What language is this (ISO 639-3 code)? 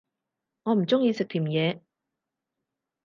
yue